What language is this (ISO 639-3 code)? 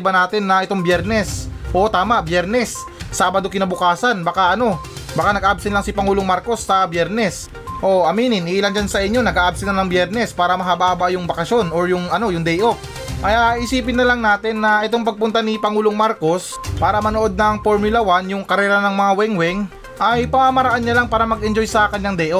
fil